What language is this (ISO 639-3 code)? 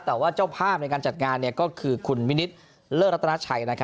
tha